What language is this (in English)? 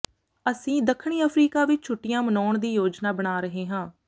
Punjabi